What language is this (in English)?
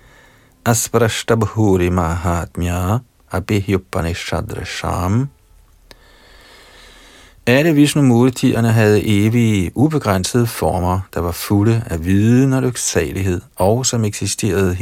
Danish